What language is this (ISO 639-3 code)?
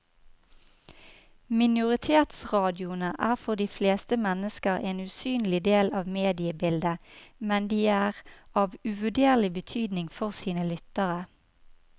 nor